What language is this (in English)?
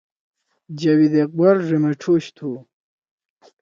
Torwali